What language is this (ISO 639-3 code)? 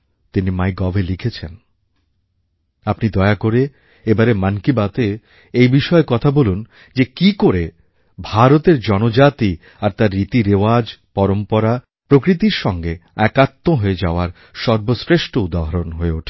ben